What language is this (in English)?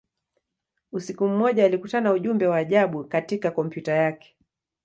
Swahili